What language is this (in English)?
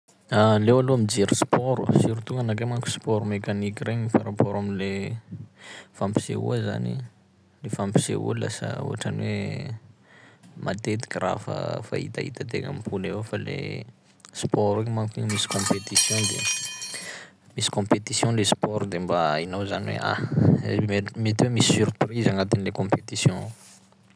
Sakalava Malagasy